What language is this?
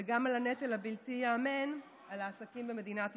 Hebrew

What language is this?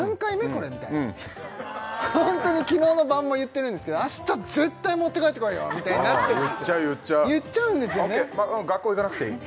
Japanese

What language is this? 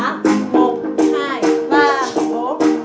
Vietnamese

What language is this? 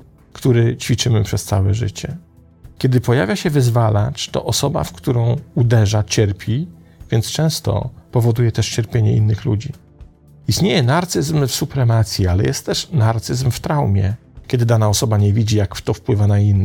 Polish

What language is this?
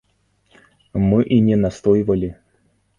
Belarusian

